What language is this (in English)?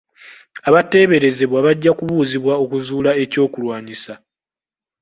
Ganda